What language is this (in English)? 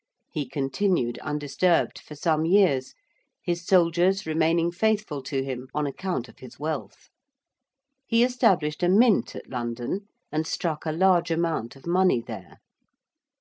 English